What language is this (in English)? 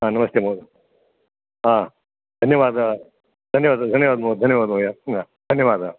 Sanskrit